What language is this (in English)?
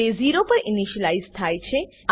Gujarati